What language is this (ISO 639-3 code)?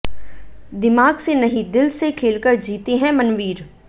hin